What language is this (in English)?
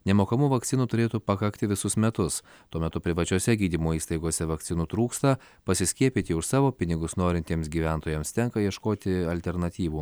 Lithuanian